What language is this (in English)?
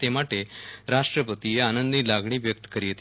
Gujarati